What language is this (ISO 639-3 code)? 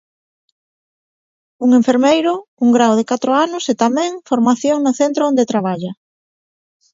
glg